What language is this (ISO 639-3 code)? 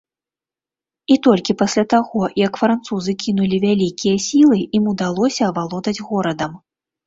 bel